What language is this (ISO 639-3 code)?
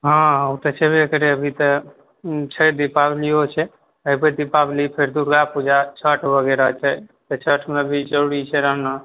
mai